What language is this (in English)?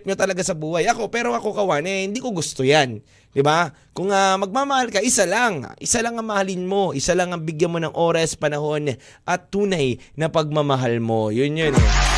Filipino